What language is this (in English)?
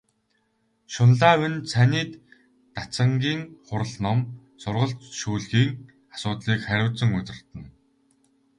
Mongolian